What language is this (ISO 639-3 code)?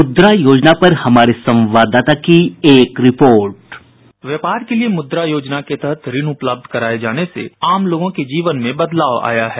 hin